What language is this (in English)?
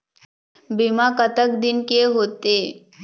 Chhattisgarhi